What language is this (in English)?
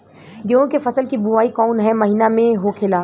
Bhojpuri